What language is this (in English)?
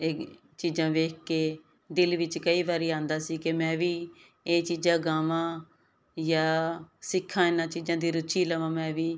Punjabi